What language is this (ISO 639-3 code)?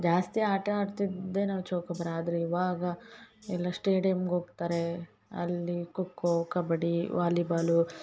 kan